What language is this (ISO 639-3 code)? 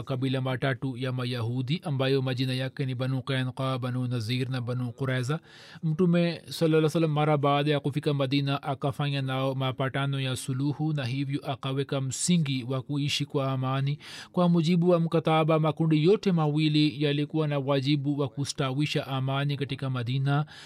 swa